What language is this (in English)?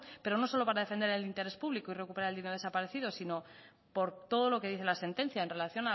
Spanish